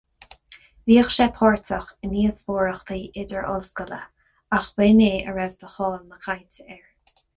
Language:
Irish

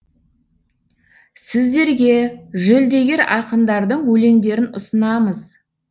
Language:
Kazakh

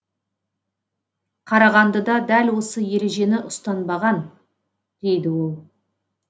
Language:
Kazakh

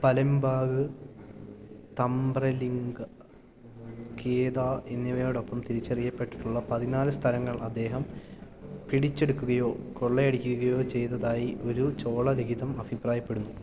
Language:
Malayalam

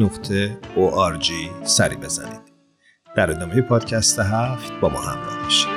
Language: Persian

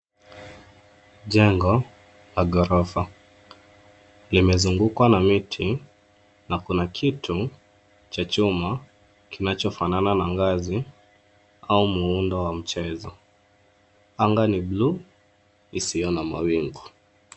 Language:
Swahili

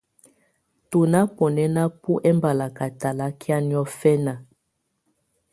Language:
Tunen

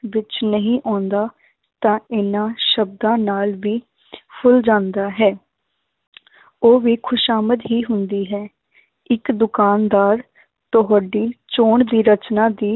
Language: Punjabi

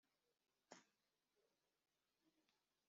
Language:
Kinyarwanda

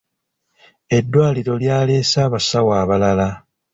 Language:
Ganda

